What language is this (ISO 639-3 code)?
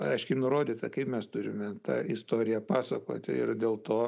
lit